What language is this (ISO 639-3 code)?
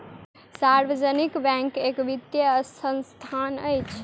mai